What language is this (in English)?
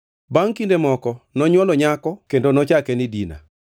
Luo (Kenya and Tanzania)